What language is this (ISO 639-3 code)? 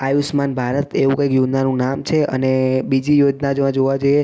guj